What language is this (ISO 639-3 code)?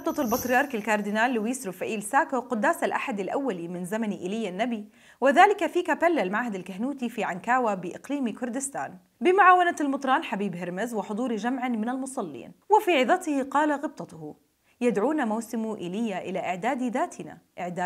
ara